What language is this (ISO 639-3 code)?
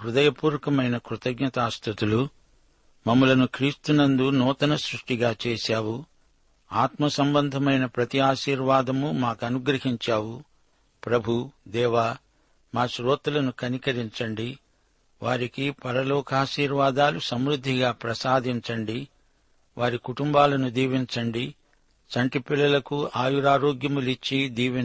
tel